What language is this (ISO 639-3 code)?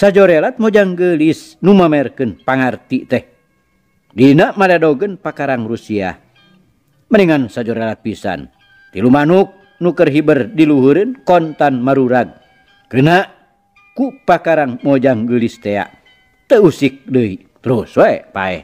ind